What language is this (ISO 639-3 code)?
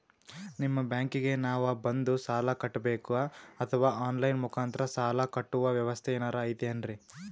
kan